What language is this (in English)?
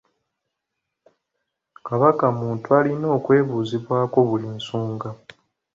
Ganda